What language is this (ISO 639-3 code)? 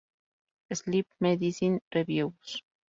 spa